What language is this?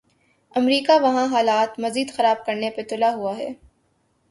Urdu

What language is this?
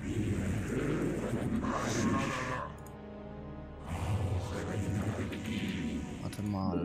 German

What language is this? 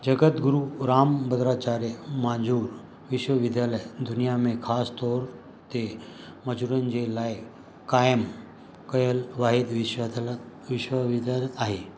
Sindhi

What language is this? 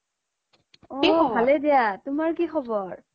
Assamese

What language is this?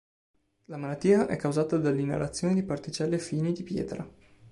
Italian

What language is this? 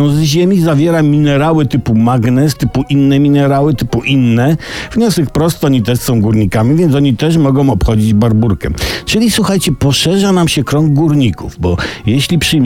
Polish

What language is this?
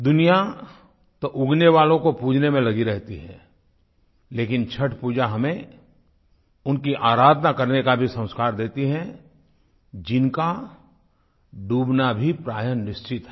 Hindi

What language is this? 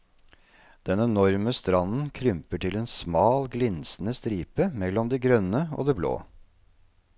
Norwegian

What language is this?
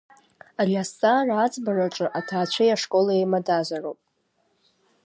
Abkhazian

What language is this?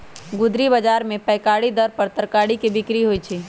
Magahi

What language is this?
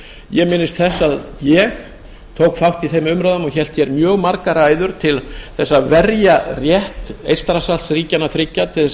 Icelandic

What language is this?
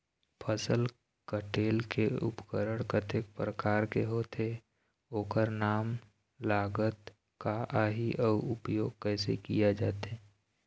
Chhattisgarhi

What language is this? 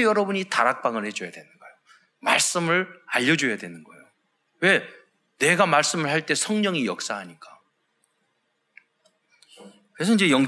Korean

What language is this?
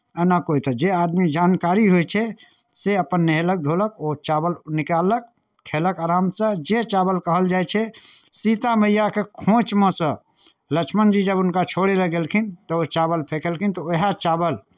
Maithili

